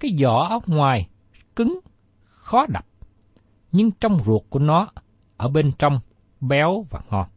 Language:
Vietnamese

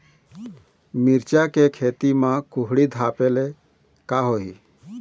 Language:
Chhattisgarhi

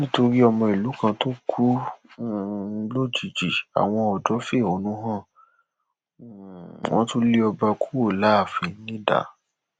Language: Yoruba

